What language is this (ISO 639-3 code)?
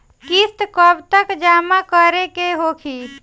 bho